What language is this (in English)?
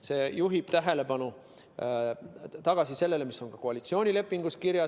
Estonian